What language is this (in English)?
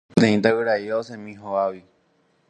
Guarani